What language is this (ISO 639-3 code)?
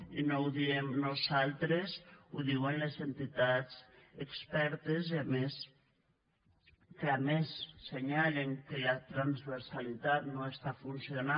cat